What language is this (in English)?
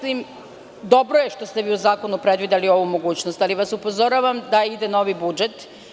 Serbian